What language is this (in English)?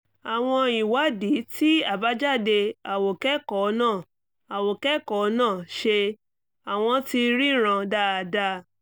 Yoruba